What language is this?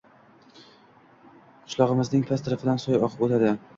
Uzbek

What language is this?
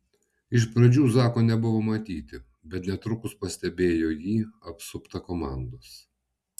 Lithuanian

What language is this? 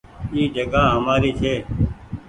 Goaria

